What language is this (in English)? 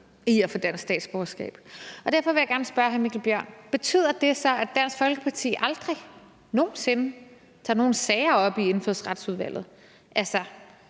Danish